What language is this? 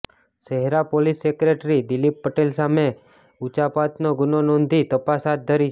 Gujarati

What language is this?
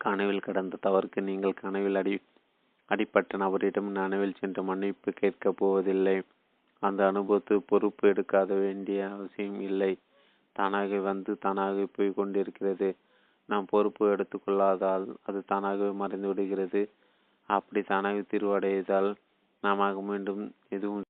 Tamil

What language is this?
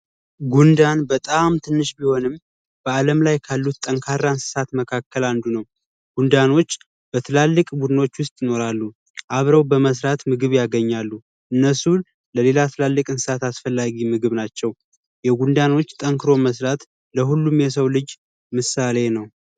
Amharic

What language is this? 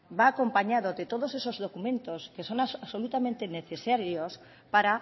Spanish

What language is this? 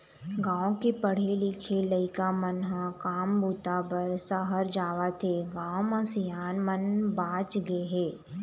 Chhattisgarhi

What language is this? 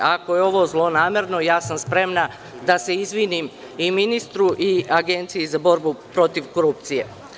Serbian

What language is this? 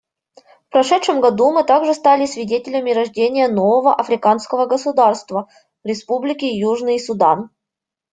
Russian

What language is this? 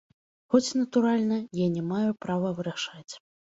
Belarusian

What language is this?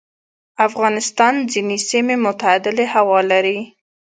Pashto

